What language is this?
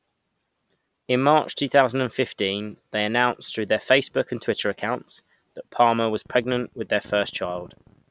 English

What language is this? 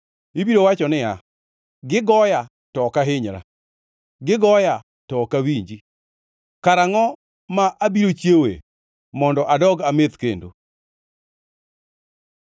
Luo (Kenya and Tanzania)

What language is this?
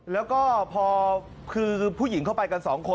Thai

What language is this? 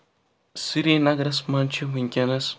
Kashmiri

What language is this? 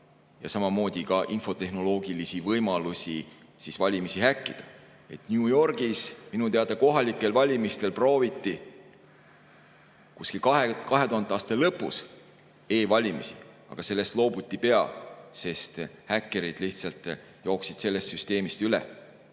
Estonian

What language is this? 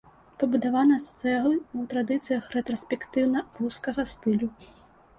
Belarusian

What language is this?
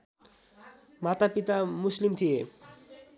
Nepali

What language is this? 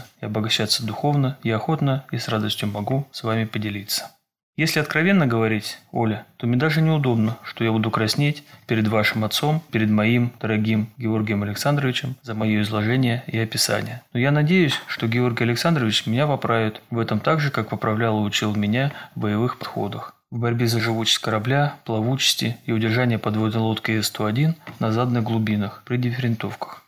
Russian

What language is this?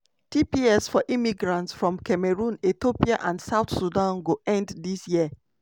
Nigerian Pidgin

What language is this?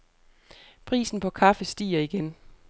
Danish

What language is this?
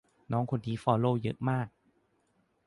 Thai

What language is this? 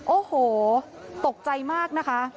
Thai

